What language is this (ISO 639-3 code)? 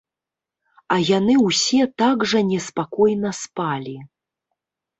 bel